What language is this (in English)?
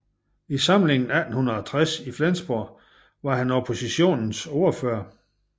Danish